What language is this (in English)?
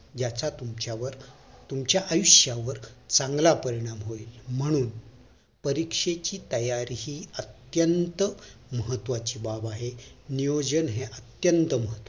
Marathi